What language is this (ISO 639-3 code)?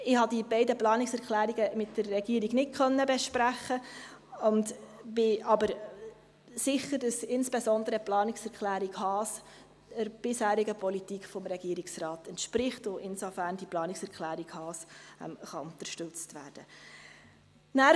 gsw